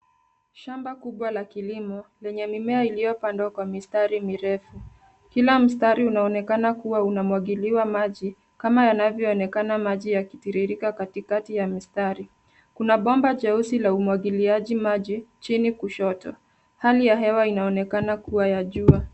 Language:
Swahili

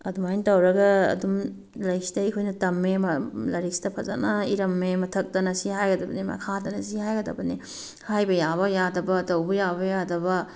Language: Manipuri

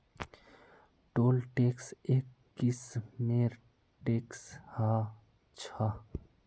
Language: Magahi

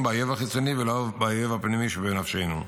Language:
Hebrew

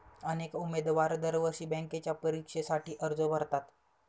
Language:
Marathi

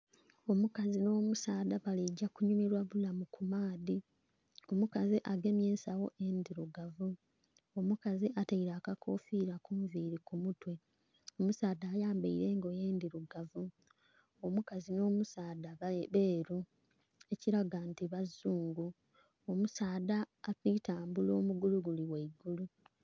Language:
Soga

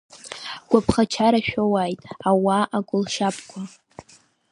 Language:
Abkhazian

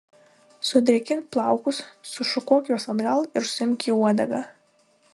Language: Lithuanian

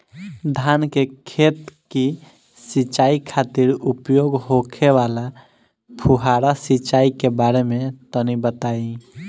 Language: Bhojpuri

